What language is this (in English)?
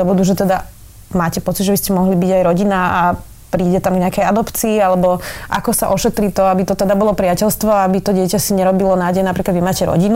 Slovak